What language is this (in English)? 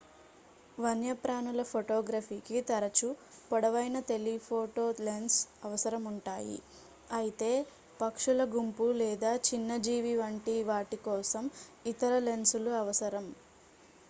Telugu